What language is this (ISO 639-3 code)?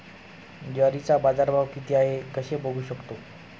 mar